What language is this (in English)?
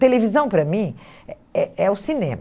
Portuguese